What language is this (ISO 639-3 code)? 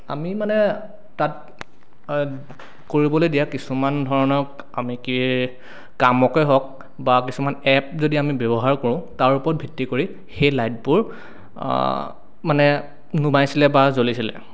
asm